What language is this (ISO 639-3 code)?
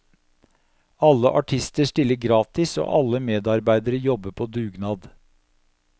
nor